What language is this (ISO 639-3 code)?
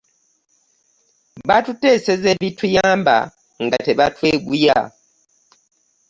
lug